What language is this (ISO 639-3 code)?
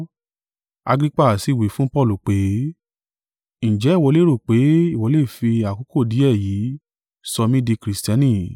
yor